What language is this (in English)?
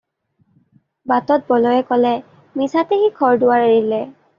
Assamese